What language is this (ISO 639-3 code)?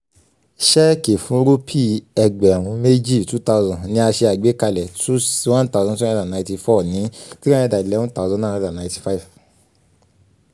yor